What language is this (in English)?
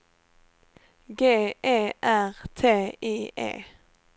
Swedish